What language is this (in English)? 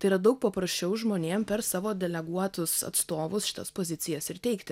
Lithuanian